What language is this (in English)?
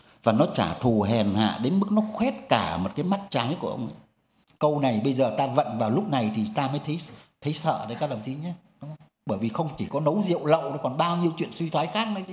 Vietnamese